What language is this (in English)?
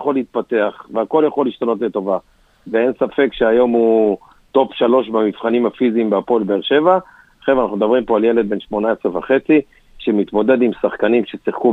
Hebrew